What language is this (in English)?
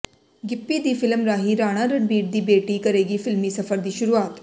Punjabi